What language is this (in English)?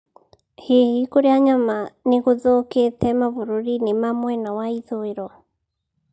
Kikuyu